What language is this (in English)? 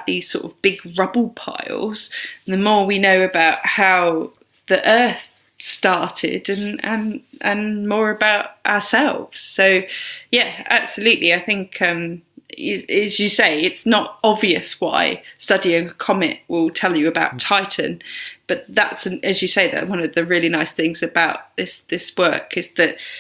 English